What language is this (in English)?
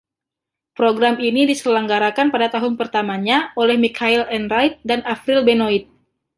Indonesian